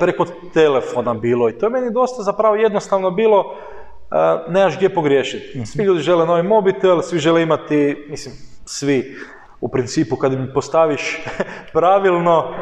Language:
Croatian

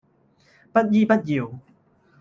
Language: Cantonese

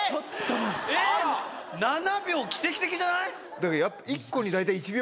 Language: Japanese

